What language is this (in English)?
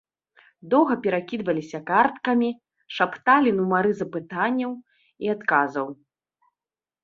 Belarusian